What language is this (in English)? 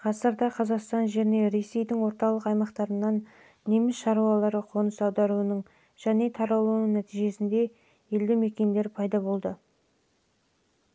Kazakh